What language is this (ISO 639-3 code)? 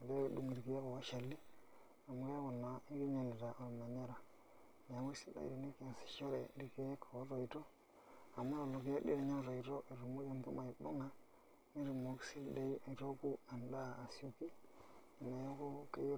mas